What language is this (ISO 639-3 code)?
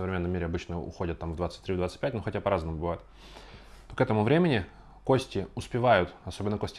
rus